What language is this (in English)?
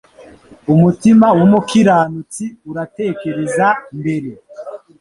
Kinyarwanda